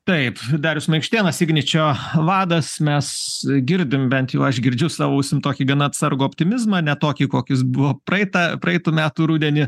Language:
Lithuanian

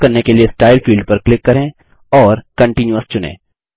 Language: Hindi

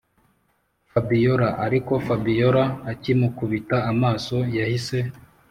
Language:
Kinyarwanda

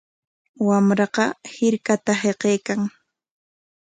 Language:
Corongo Ancash Quechua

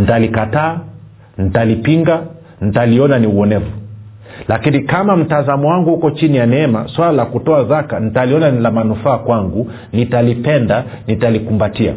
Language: Swahili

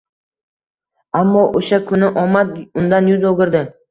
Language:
Uzbek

